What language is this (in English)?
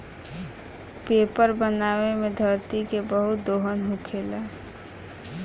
Bhojpuri